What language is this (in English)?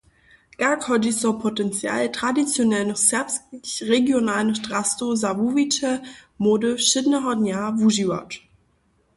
Upper Sorbian